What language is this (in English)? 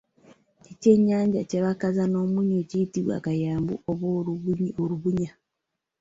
Ganda